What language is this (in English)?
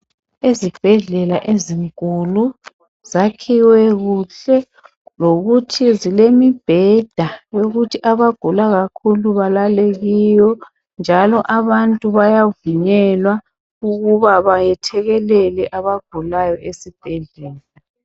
North Ndebele